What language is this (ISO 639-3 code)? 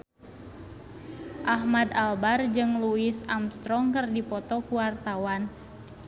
sun